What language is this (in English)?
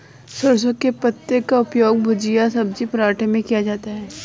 Hindi